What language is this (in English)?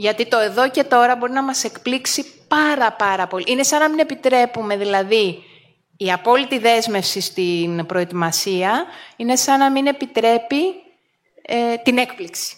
Greek